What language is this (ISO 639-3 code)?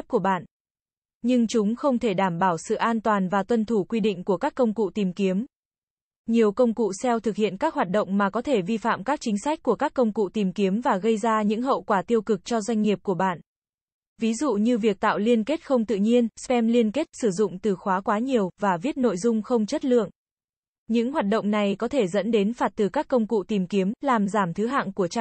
vie